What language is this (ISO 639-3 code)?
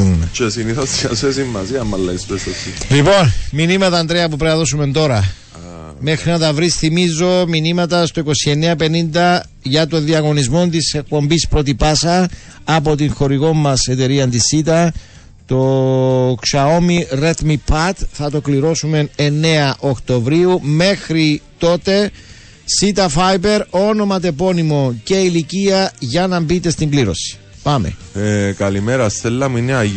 ell